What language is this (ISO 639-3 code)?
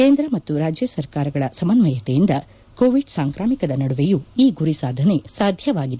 kan